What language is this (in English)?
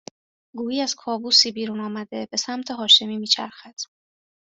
Persian